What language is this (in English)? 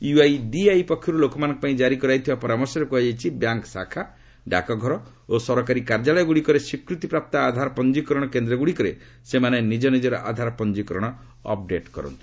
Odia